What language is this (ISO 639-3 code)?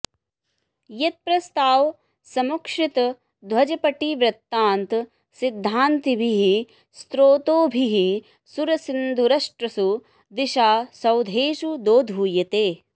san